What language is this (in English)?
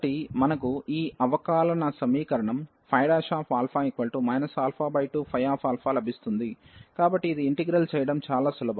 Telugu